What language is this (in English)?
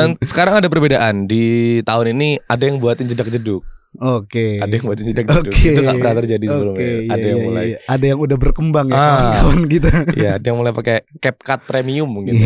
Indonesian